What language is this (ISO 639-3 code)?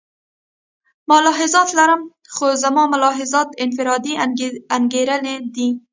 pus